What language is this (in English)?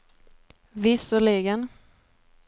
Swedish